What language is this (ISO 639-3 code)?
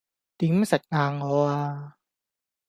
yue